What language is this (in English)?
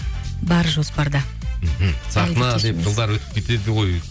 Kazakh